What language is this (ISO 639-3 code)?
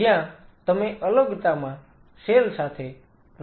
guj